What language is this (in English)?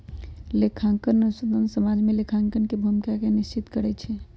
Magahi